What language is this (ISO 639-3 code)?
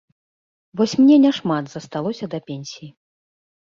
bel